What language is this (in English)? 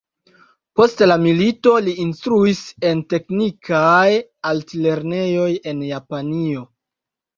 Esperanto